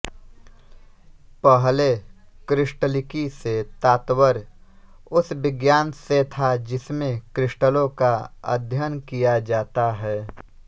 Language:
Hindi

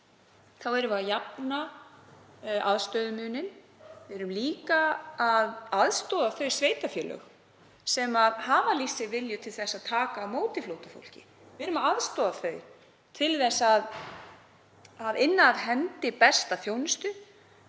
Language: Icelandic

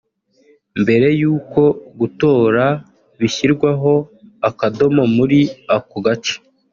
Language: Kinyarwanda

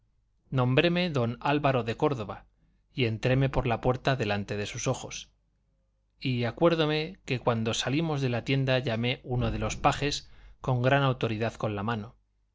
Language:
Spanish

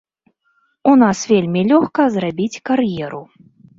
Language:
Belarusian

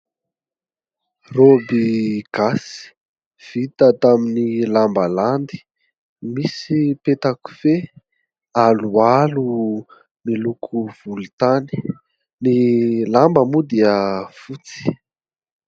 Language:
Malagasy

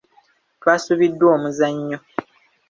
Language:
Ganda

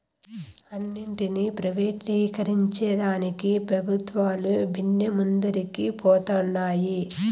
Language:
Telugu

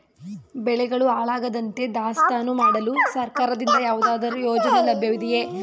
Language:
Kannada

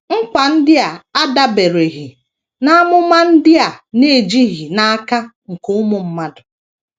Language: Igbo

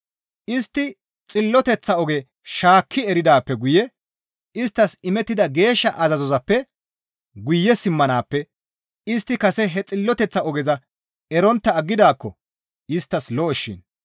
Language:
Gamo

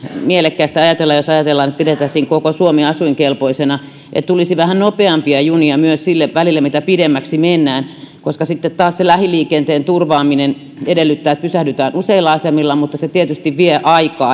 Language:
Finnish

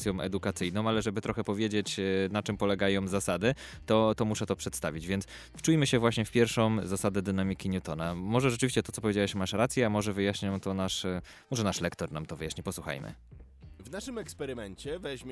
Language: Polish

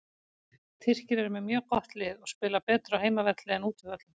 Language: Icelandic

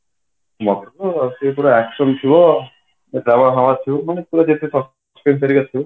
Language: Odia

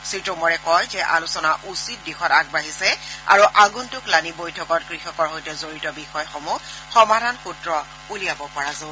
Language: Assamese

